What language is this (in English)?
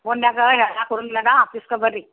Kannada